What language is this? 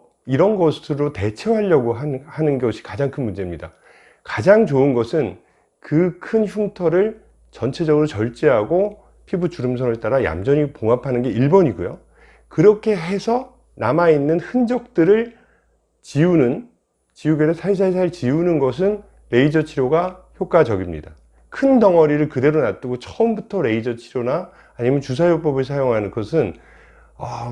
Korean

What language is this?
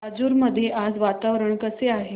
Marathi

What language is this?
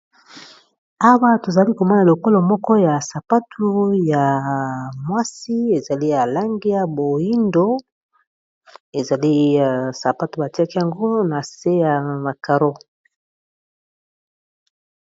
Lingala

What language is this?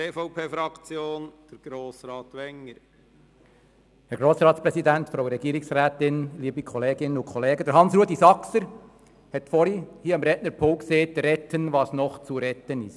Swiss German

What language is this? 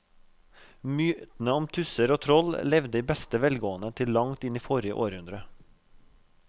Norwegian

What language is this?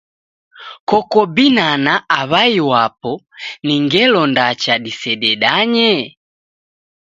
Taita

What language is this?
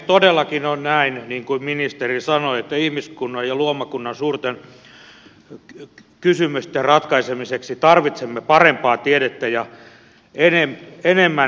Finnish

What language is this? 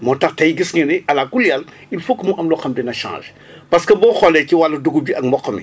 Wolof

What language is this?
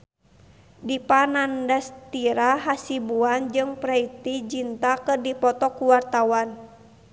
Sundanese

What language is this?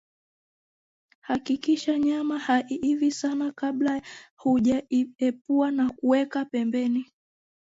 Swahili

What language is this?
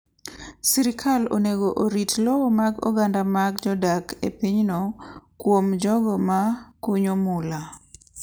Luo (Kenya and Tanzania)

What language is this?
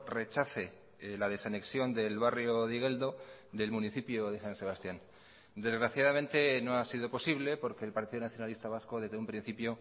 Spanish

